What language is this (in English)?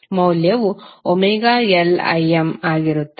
Kannada